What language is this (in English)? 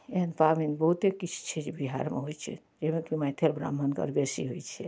Maithili